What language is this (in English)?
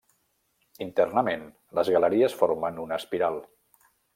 Catalan